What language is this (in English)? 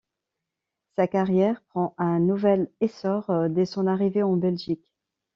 French